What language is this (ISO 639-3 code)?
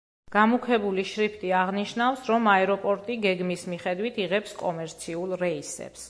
kat